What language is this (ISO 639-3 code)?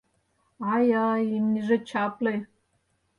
chm